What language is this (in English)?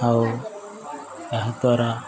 Odia